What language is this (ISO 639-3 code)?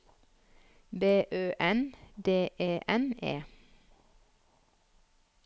nor